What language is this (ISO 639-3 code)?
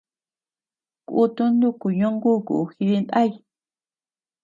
cux